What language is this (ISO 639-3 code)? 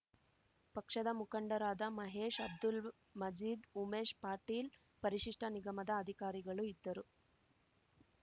kan